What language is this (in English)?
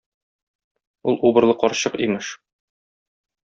Tatar